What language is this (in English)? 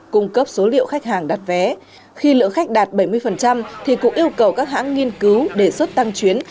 Vietnamese